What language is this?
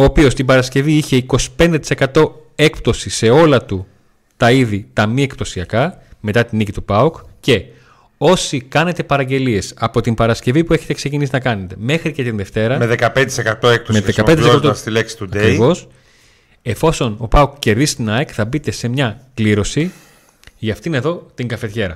Greek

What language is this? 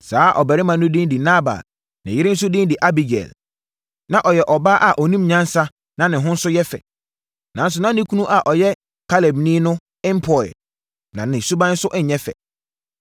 Akan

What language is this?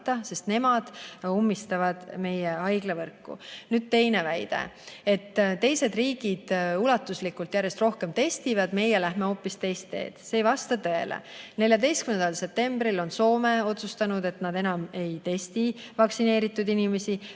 Estonian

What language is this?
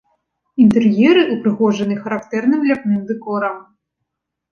Belarusian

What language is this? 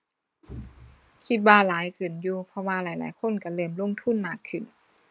Thai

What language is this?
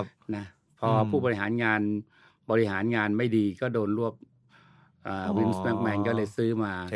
Thai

